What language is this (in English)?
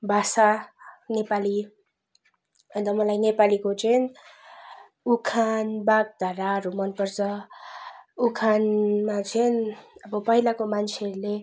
Nepali